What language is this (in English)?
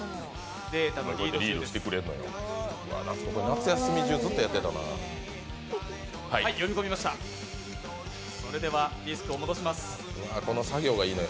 Japanese